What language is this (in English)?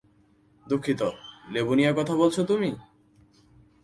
Bangla